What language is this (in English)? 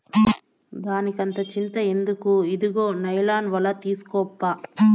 Telugu